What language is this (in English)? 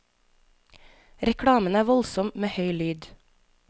Norwegian